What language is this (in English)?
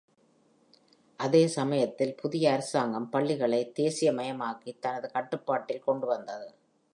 Tamil